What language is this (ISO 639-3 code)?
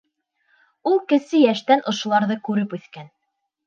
bak